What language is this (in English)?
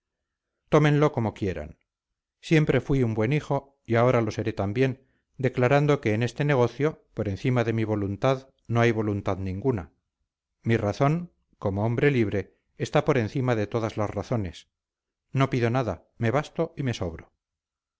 Spanish